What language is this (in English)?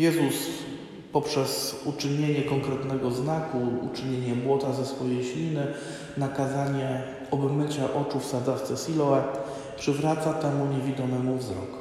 Polish